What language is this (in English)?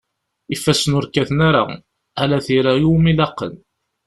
Kabyle